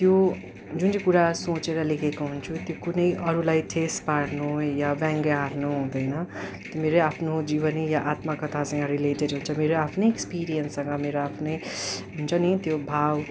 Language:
Nepali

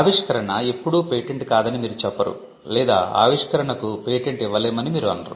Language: Telugu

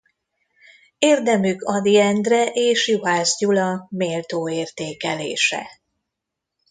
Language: Hungarian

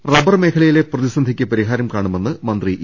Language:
Malayalam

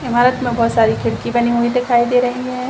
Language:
Hindi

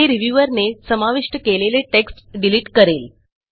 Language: Marathi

